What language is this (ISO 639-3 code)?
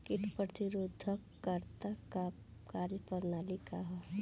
bho